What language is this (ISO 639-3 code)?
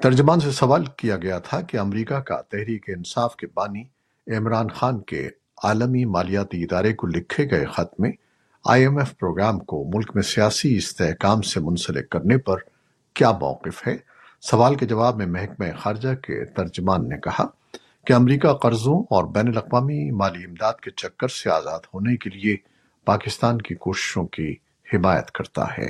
urd